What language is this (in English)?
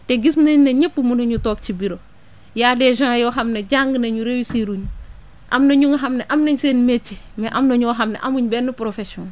Wolof